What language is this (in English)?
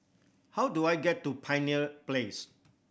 English